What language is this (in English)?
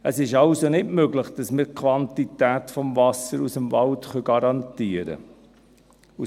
Swiss German